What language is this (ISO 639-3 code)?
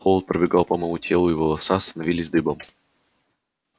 rus